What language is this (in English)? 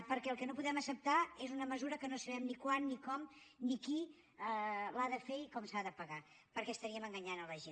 Catalan